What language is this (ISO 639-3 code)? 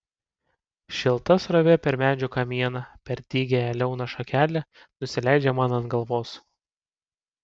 lit